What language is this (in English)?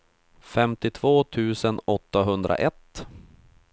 Swedish